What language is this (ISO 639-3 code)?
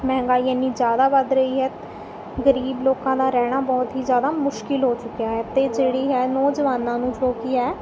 pan